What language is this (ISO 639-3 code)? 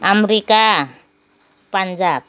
nep